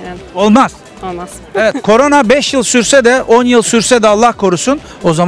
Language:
Turkish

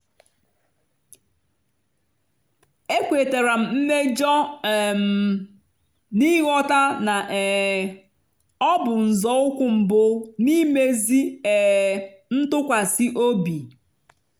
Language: Igbo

